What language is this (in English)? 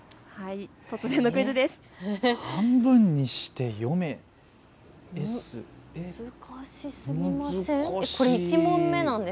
Japanese